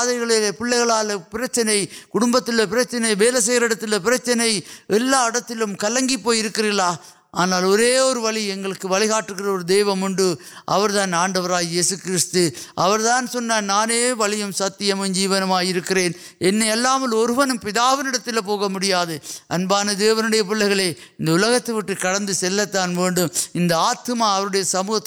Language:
Urdu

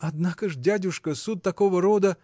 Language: Russian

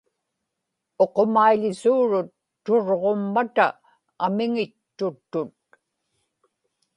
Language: Inupiaq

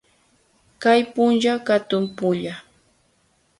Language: Loja Highland Quichua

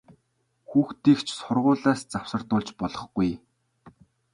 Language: Mongolian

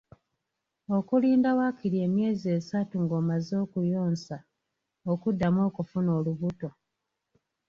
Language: Ganda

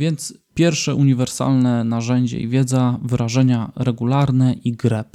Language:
Polish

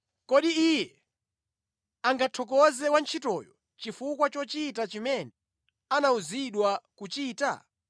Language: Nyanja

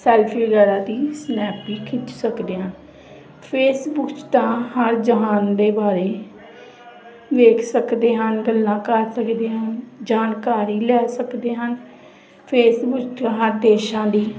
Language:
Punjabi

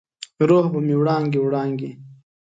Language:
Pashto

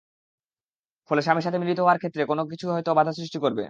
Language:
Bangla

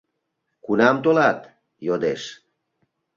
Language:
Mari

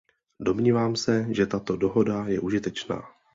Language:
Czech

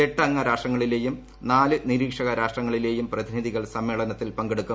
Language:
Malayalam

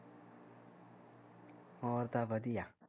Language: Punjabi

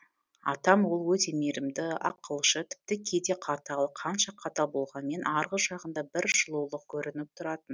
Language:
Kazakh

